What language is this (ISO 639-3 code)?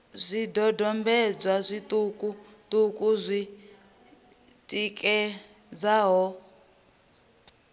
ven